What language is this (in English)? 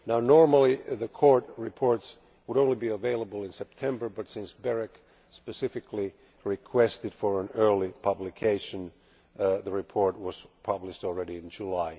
English